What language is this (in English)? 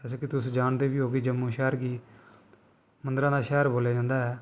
Dogri